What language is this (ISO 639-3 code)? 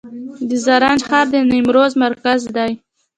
pus